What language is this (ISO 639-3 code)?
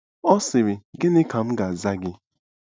ibo